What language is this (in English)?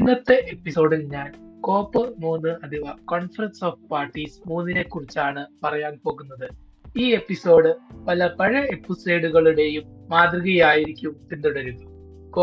Malayalam